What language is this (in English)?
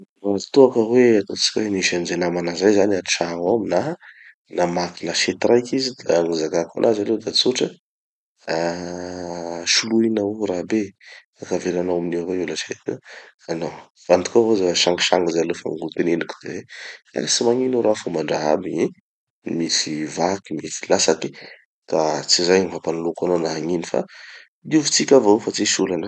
Tanosy Malagasy